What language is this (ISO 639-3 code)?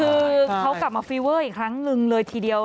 tha